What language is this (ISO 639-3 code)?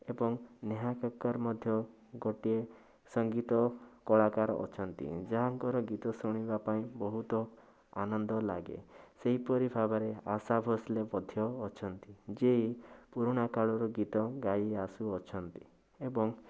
ori